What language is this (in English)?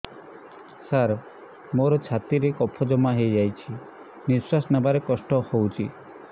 Odia